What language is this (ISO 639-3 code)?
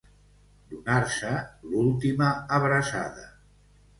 cat